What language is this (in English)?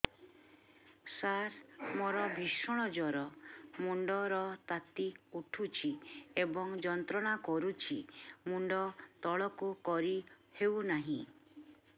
Odia